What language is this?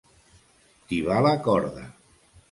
Catalan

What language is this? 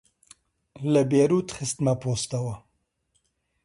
Central Kurdish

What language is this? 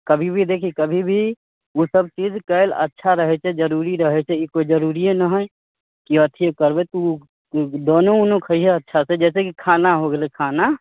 Maithili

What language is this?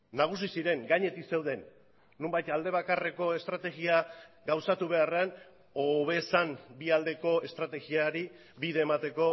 Basque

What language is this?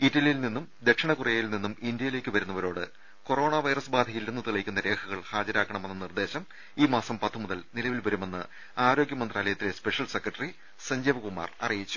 Malayalam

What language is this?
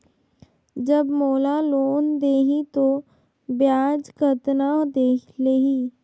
Chhattisgarhi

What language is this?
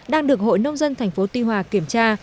Vietnamese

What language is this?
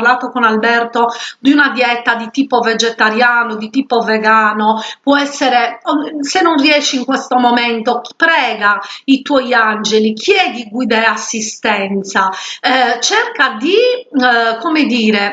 Italian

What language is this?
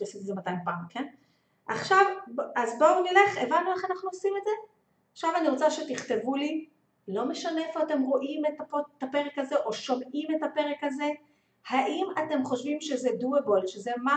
Hebrew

